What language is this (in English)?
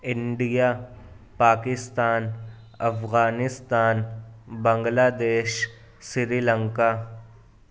Urdu